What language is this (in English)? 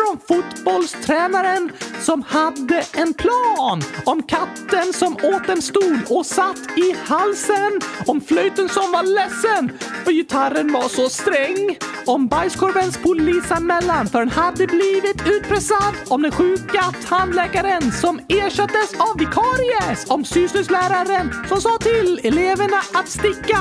Swedish